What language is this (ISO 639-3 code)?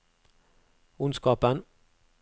nor